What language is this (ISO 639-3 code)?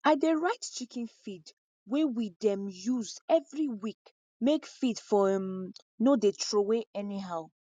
pcm